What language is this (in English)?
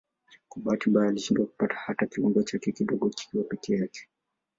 Swahili